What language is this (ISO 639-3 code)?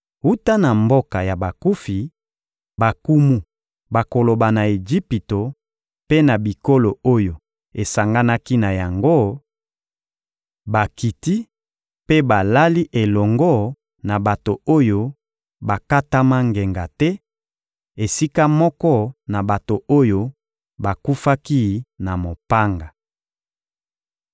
lin